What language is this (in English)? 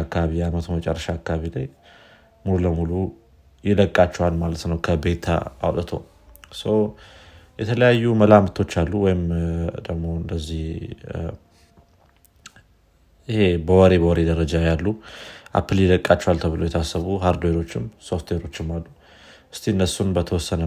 Amharic